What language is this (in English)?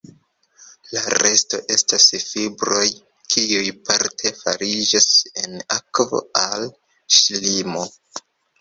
Esperanto